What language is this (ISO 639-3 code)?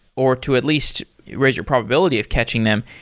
eng